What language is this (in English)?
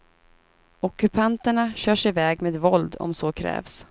Swedish